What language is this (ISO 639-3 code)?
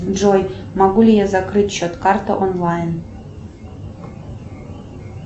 rus